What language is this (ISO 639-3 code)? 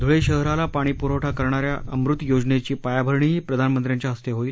mar